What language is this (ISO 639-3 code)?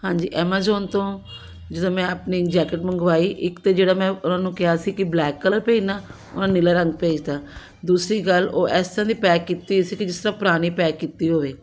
pan